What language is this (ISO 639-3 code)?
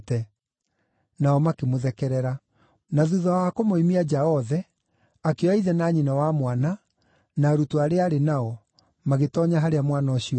kik